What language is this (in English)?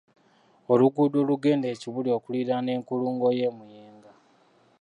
Ganda